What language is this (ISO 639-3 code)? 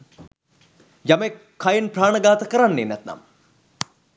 sin